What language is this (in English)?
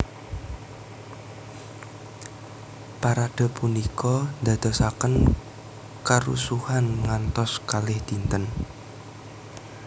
Javanese